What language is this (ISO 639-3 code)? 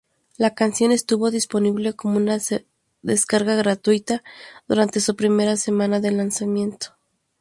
spa